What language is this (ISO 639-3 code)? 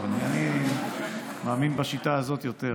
heb